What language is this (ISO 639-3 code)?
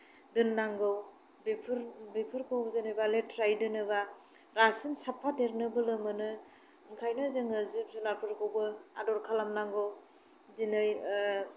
brx